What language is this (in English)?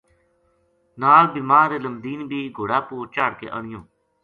Gujari